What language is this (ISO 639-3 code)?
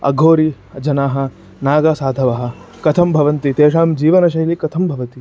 san